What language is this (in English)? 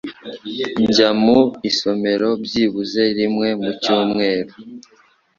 Kinyarwanda